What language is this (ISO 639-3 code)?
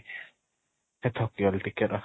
ori